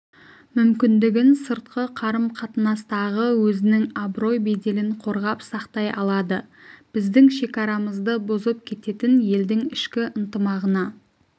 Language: Kazakh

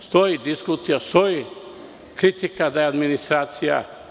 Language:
Serbian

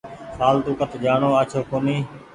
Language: Goaria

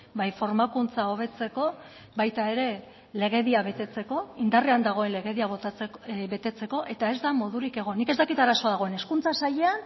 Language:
Basque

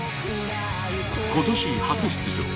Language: Japanese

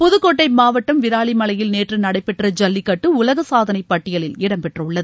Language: Tamil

